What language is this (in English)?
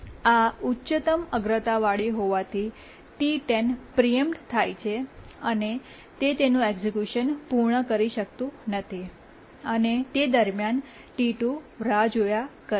Gujarati